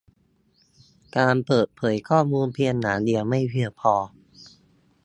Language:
Thai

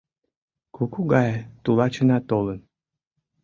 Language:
Mari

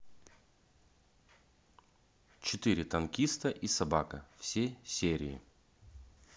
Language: Russian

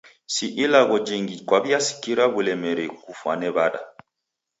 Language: Taita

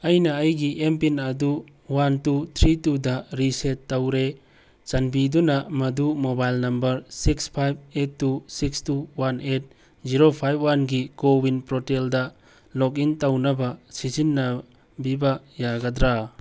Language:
Manipuri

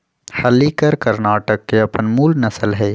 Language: Magahi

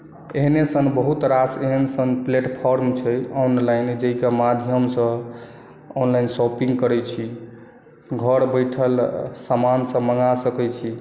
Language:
Maithili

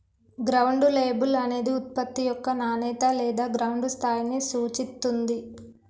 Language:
Telugu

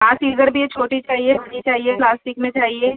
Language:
Urdu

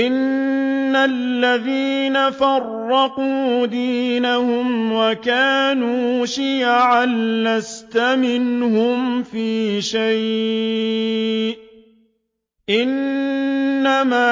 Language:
Arabic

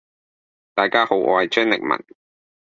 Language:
Cantonese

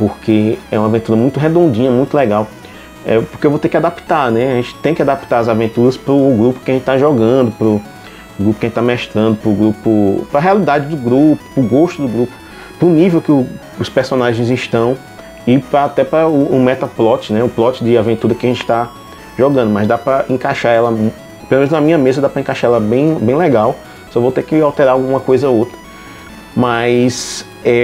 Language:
Portuguese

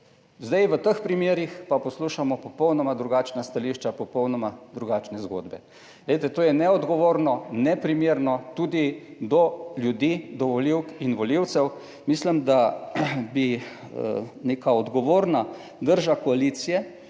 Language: Slovenian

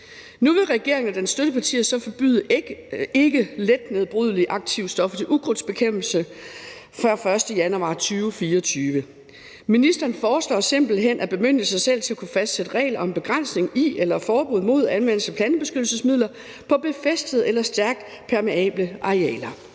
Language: Danish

